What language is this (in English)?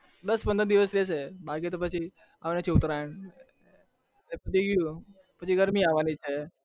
Gujarati